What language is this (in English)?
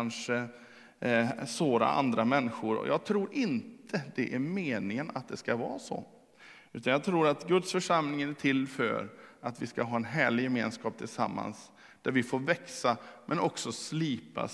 Swedish